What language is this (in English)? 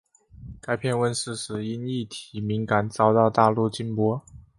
Chinese